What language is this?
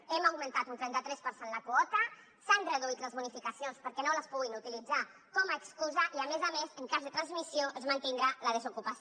Catalan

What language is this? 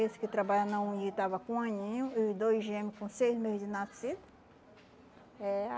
Portuguese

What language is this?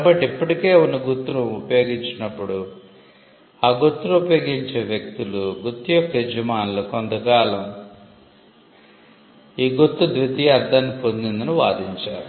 Telugu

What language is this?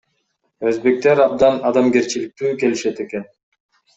Kyrgyz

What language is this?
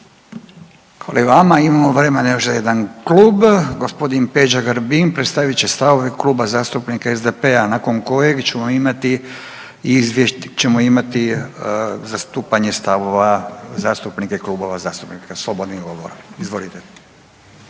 Croatian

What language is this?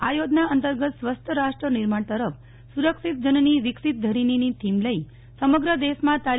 Gujarati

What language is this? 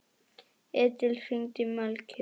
Icelandic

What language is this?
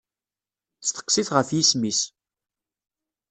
Kabyle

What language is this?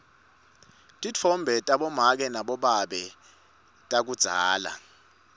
Swati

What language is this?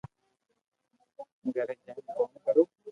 Loarki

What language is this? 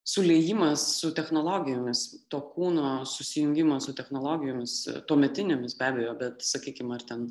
Lithuanian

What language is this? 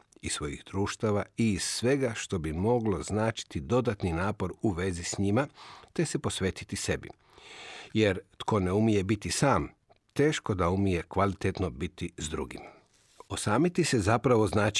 Croatian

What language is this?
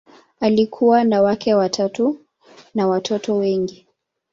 Swahili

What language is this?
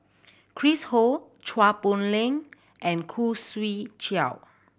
English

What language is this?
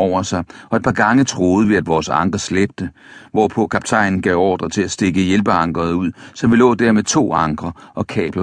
Danish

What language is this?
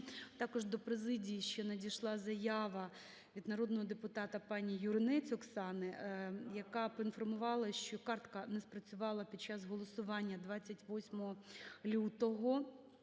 Ukrainian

